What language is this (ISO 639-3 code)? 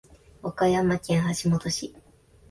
jpn